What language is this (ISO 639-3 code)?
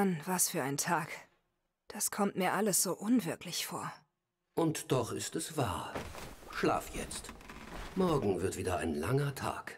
deu